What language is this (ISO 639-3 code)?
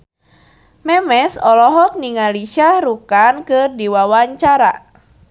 sun